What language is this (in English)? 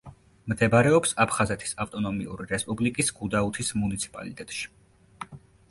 Georgian